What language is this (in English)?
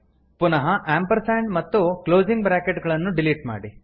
Kannada